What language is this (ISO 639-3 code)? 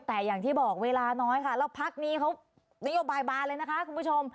tha